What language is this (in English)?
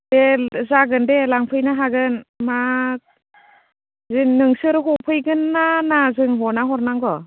Bodo